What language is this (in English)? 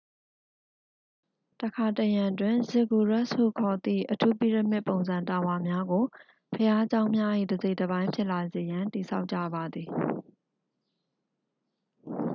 Burmese